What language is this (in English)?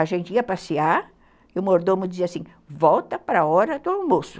Portuguese